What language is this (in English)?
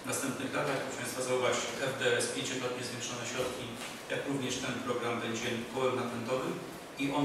Polish